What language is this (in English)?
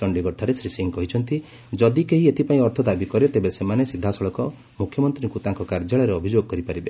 Odia